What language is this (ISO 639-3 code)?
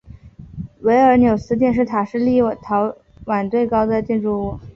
zho